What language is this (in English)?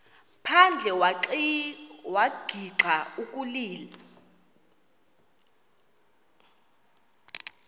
Xhosa